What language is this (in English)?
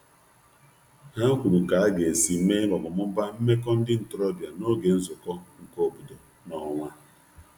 Igbo